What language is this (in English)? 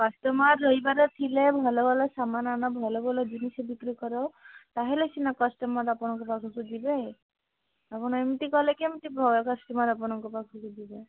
Odia